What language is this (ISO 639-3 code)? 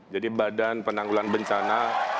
ind